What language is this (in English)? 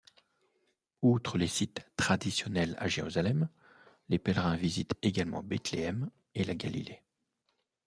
French